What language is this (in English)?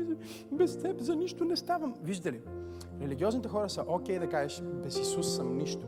Bulgarian